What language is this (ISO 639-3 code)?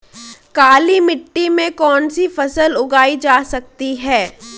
hin